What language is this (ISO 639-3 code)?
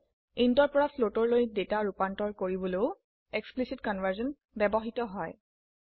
asm